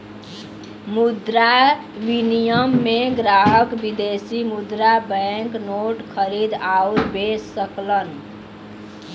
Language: Bhojpuri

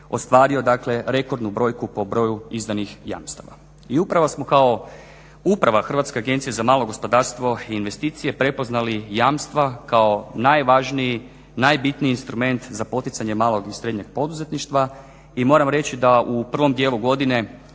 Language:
Croatian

